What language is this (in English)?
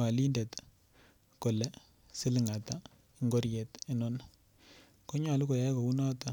Kalenjin